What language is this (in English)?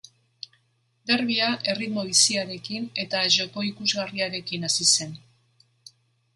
Basque